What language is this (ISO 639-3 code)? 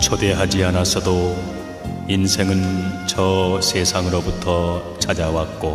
kor